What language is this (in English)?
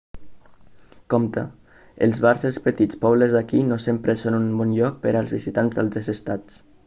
Catalan